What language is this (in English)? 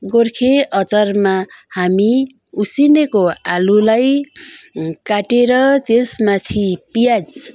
Nepali